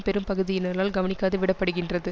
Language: Tamil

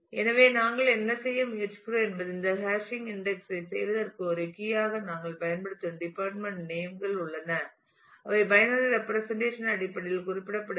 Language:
Tamil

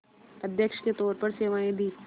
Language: Hindi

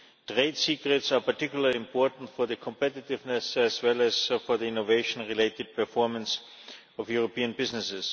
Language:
English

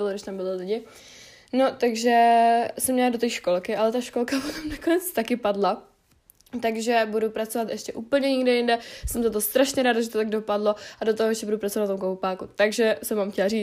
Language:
Czech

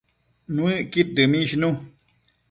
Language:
Matsés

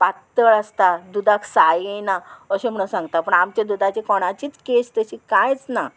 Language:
Konkani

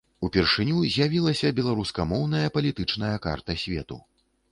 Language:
Belarusian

